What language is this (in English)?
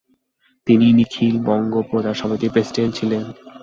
Bangla